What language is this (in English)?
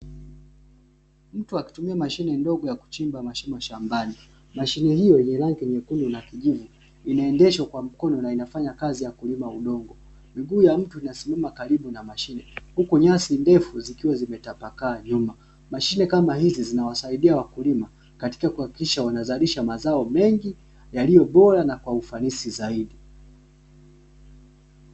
Swahili